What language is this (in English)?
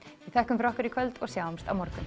Icelandic